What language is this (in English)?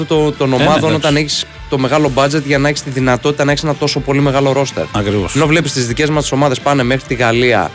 Greek